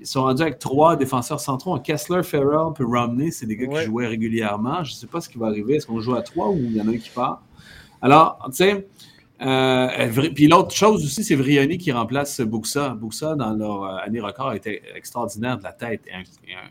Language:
French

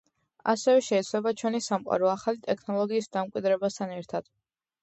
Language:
Georgian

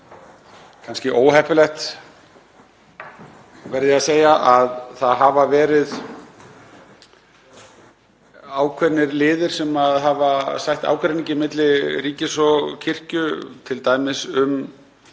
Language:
Icelandic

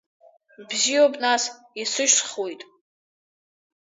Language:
Abkhazian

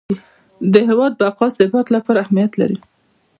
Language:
Pashto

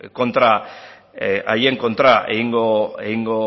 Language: Basque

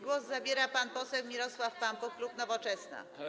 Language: Polish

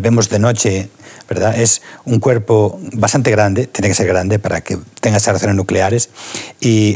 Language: Spanish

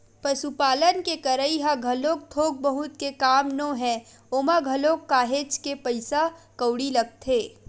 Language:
Chhattisgarhi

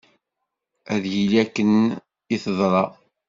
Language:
Kabyle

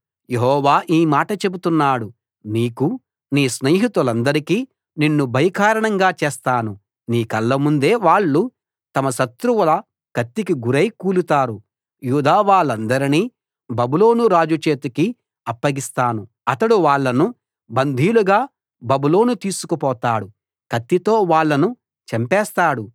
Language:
Telugu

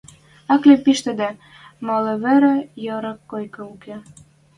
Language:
Western Mari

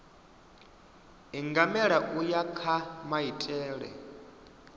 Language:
Venda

